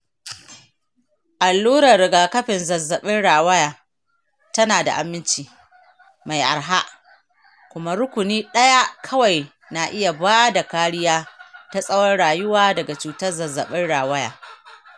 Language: Hausa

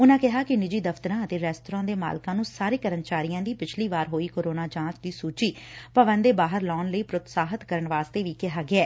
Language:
Punjabi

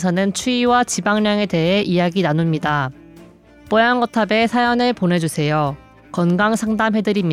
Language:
Korean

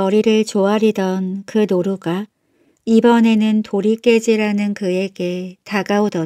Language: Korean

